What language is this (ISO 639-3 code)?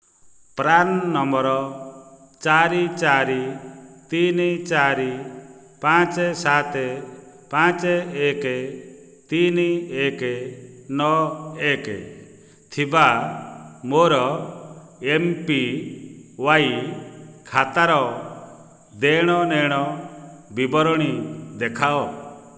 ori